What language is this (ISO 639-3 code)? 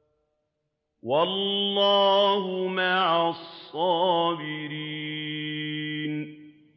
ara